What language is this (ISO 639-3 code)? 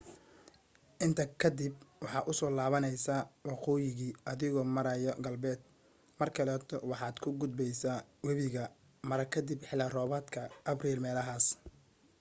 som